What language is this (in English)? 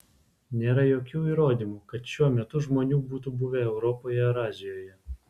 Lithuanian